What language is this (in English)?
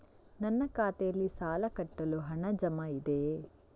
Kannada